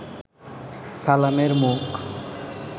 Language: Bangla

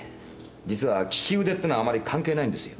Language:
Japanese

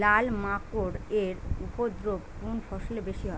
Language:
Bangla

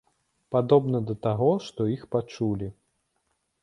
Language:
Belarusian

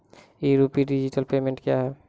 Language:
Maithili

